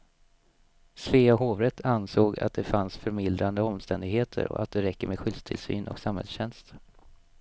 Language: Swedish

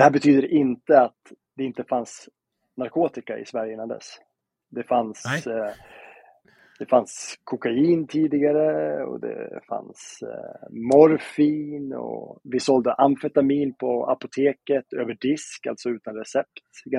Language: Swedish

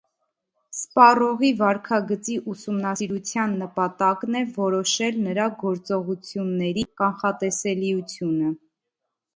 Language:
Armenian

